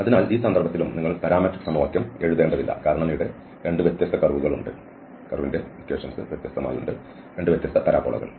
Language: Malayalam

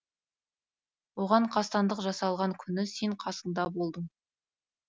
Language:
Kazakh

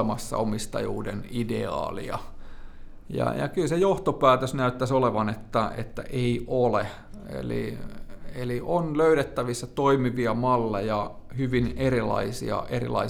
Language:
Finnish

